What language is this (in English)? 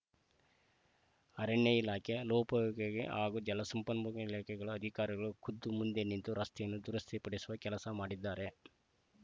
Kannada